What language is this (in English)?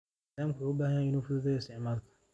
Somali